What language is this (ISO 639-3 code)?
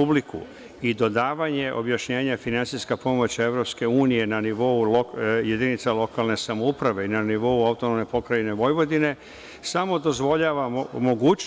srp